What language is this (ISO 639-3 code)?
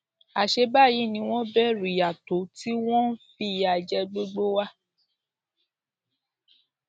yor